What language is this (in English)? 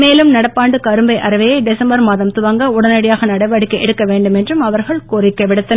Tamil